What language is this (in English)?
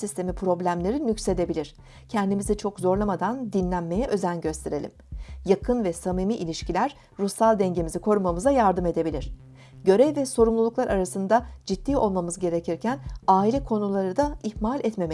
Turkish